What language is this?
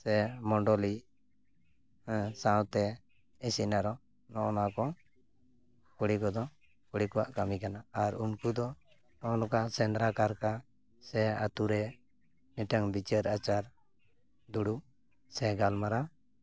Santali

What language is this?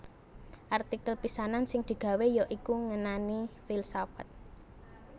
Javanese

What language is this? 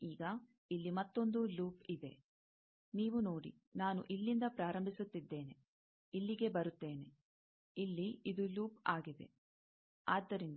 Kannada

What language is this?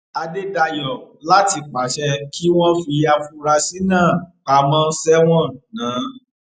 Yoruba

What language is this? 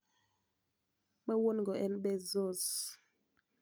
Luo (Kenya and Tanzania)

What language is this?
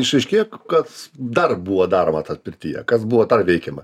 Lithuanian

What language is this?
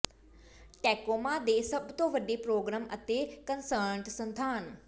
Punjabi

